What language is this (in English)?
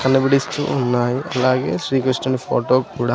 Telugu